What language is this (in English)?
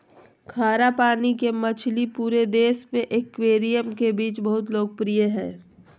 Magahi